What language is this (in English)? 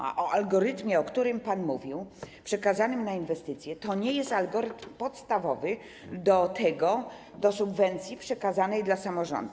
Polish